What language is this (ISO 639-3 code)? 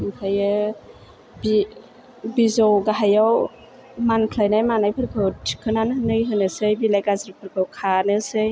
brx